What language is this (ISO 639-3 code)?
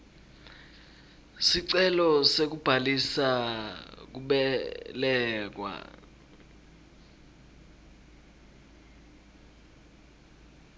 ssw